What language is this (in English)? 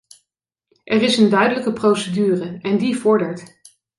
Dutch